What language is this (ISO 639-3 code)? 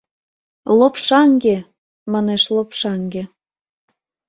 chm